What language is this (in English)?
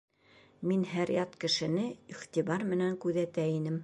Bashkir